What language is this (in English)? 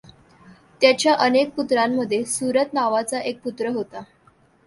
Marathi